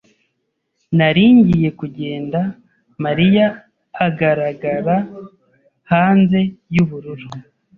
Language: Kinyarwanda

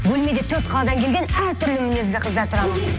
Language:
Kazakh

